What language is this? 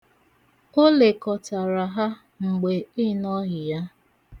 Igbo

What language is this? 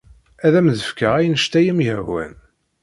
Kabyle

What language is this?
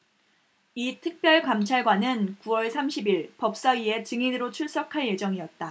Korean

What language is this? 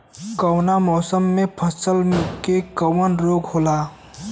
Bhojpuri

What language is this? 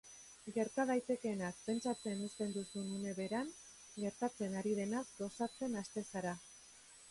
Basque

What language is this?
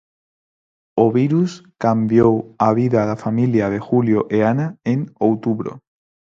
Galician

